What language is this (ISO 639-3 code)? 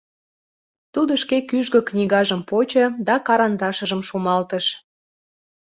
chm